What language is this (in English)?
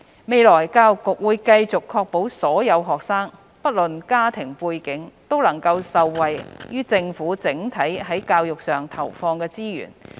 Cantonese